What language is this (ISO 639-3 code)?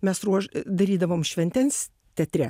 lit